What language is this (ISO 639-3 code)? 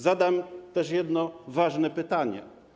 pol